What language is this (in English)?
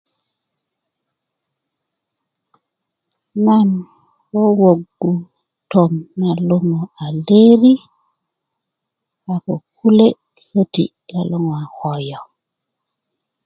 Kuku